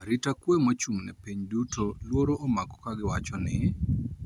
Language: Luo (Kenya and Tanzania)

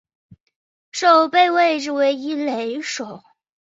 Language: Chinese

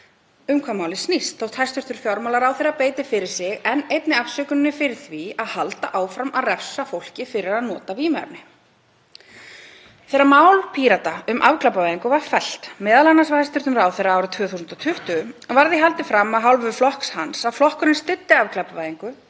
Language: Icelandic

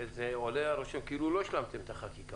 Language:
Hebrew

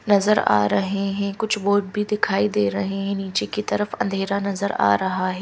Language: Hindi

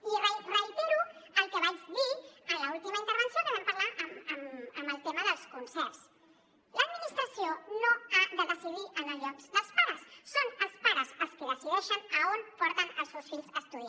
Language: Catalan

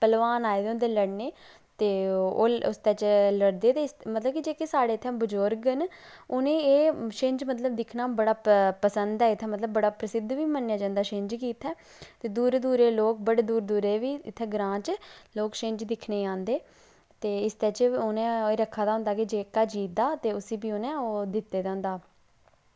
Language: Dogri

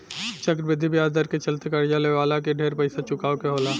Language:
Bhojpuri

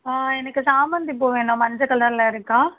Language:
Tamil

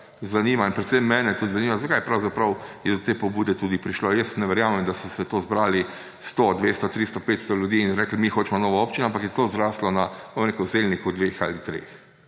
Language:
Slovenian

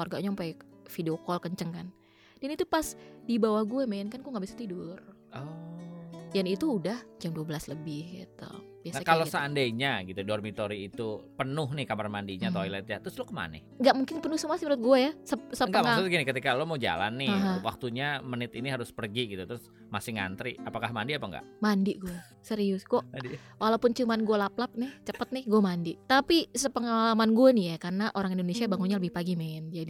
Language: Indonesian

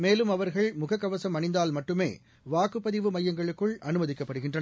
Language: Tamil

